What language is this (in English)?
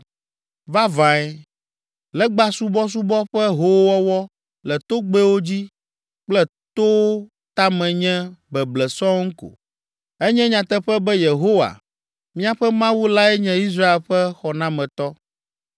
Ewe